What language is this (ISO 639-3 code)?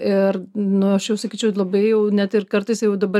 lit